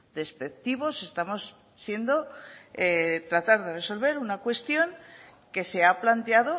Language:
Spanish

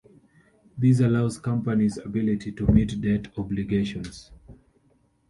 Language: English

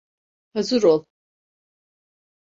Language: Turkish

